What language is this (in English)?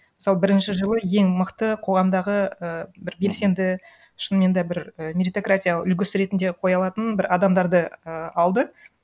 Kazakh